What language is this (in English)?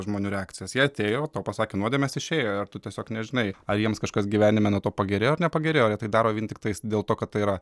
Lithuanian